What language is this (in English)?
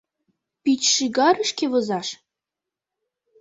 Mari